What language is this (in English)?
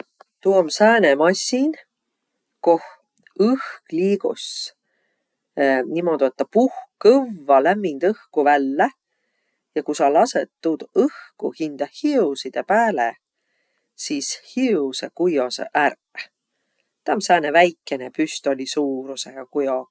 Võro